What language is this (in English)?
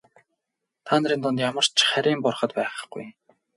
Mongolian